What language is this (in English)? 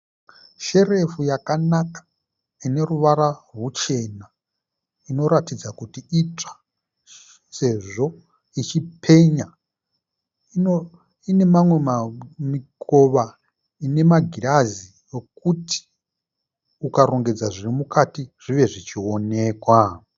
Shona